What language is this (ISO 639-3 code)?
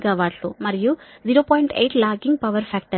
tel